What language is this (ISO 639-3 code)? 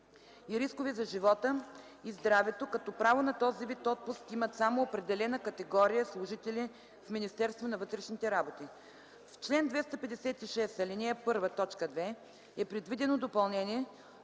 bul